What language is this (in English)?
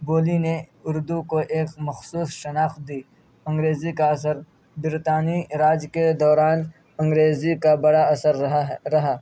Urdu